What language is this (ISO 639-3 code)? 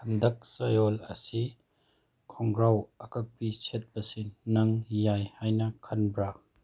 mni